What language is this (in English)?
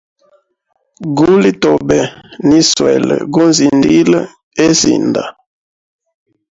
Hemba